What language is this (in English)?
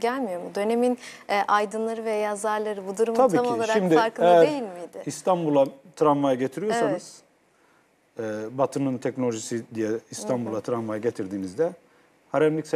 Turkish